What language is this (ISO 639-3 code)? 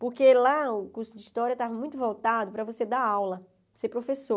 por